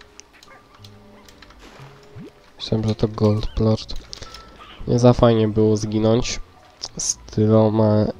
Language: Polish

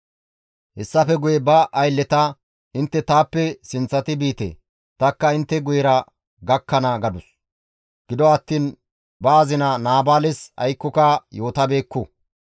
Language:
Gamo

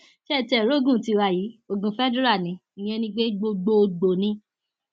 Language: Yoruba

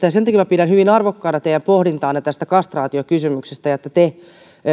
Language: Finnish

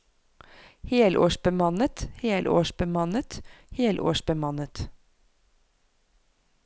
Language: Norwegian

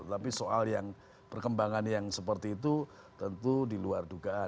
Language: Indonesian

